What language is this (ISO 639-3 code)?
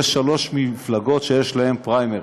heb